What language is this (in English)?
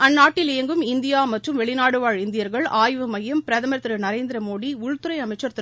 Tamil